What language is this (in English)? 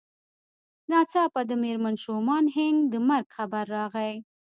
Pashto